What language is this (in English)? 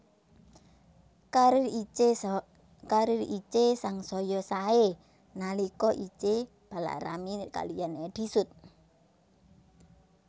Javanese